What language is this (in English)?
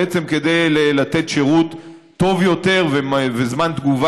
Hebrew